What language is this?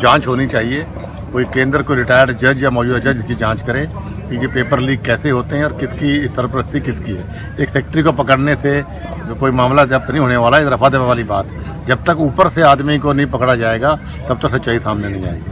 Hindi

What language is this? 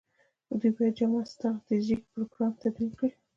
Pashto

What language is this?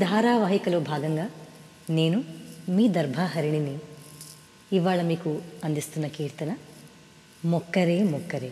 Hindi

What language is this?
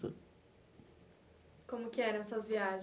Portuguese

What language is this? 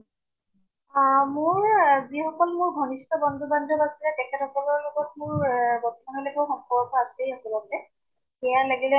Assamese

